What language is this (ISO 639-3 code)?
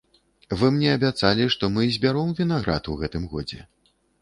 bel